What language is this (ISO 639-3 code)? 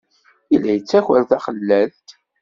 kab